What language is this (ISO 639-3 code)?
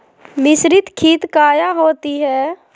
mag